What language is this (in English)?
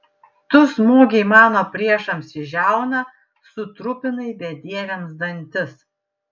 Lithuanian